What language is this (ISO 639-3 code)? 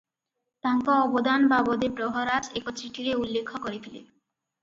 ori